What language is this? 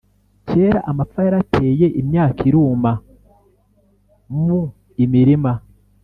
Kinyarwanda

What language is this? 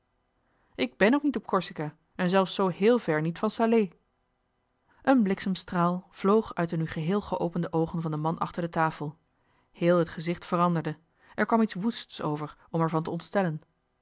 Dutch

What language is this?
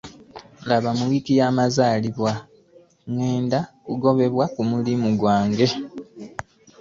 Ganda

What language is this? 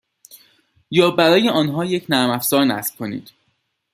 Persian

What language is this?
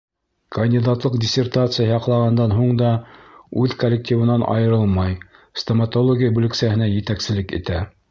Bashkir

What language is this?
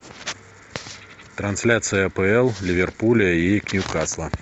Russian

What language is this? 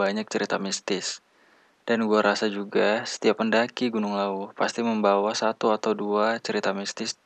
Indonesian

